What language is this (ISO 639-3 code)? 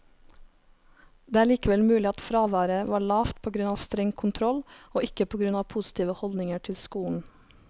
nor